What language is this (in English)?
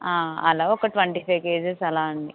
Telugu